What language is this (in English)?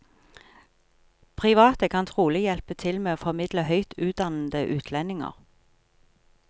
Norwegian